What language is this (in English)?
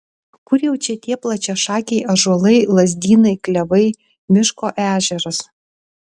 Lithuanian